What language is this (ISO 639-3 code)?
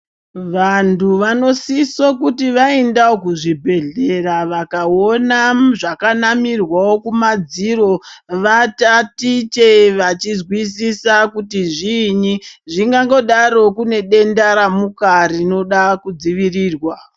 ndc